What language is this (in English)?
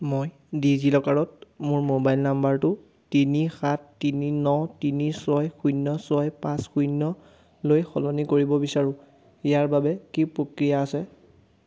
Assamese